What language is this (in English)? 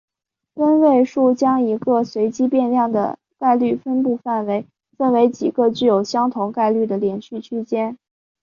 Chinese